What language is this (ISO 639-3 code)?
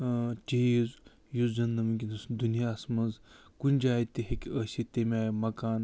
kas